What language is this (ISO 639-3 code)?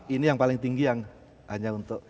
ind